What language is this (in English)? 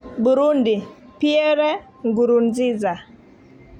Kalenjin